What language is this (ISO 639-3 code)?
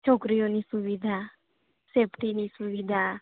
guj